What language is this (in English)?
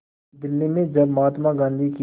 Hindi